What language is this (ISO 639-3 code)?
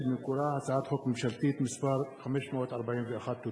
heb